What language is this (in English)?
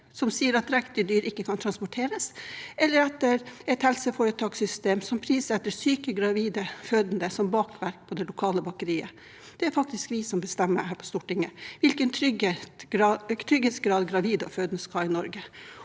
Norwegian